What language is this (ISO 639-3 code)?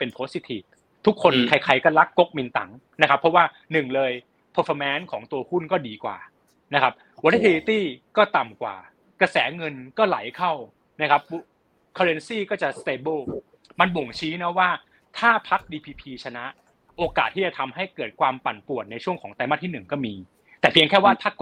tha